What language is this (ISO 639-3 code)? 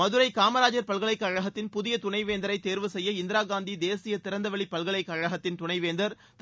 tam